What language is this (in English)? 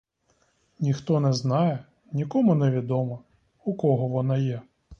Ukrainian